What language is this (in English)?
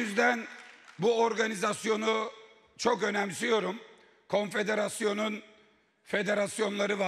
Turkish